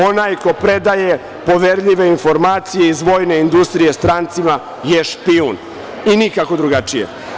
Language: Serbian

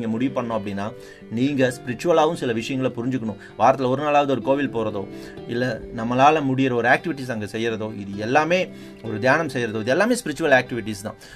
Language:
Tamil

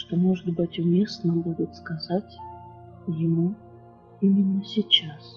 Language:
Russian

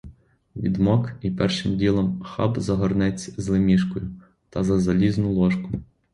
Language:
Ukrainian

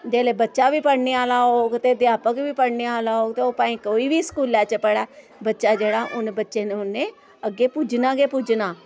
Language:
Dogri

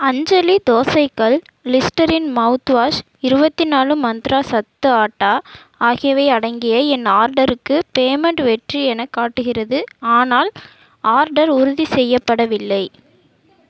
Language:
Tamil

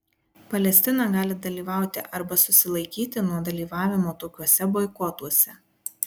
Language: Lithuanian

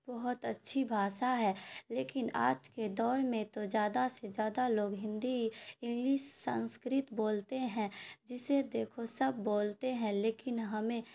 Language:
Urdu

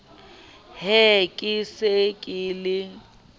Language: Southern Sotho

